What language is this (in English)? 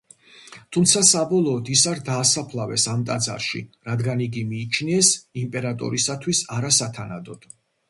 Georgian